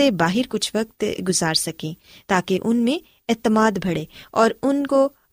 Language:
Urdu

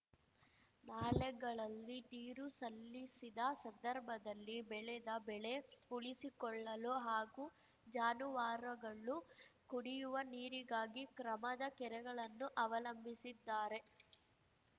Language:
Kannada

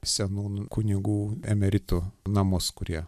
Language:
Lithuanian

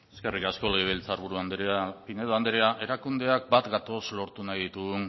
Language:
Basque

